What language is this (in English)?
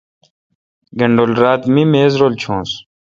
Kalkoti